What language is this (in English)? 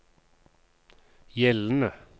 Norwegian